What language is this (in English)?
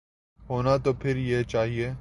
Urdu